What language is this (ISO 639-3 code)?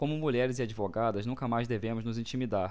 por